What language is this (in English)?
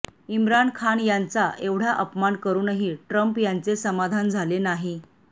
Marathi